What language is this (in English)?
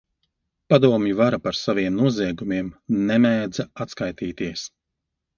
Latvian